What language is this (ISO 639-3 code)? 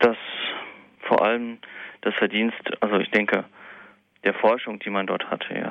deu